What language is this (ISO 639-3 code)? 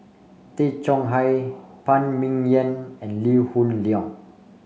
eng